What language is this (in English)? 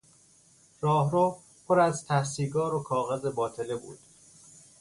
Persian